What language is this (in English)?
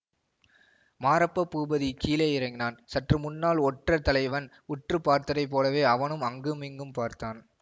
Tamil